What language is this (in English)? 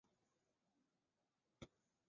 Chinese